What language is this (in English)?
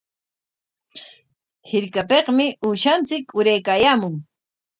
Corongo Ancash Quechua